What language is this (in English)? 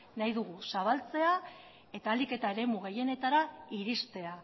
Basque